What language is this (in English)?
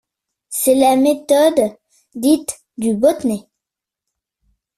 French